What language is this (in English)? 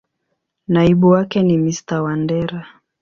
Swahili